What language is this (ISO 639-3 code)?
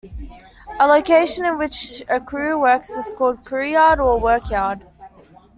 eng